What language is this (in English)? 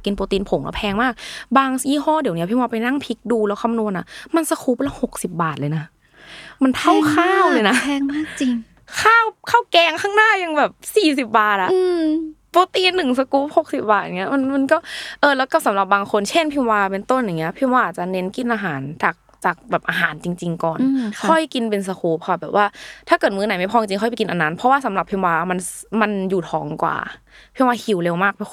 Thai